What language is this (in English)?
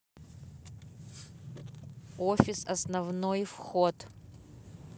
Russian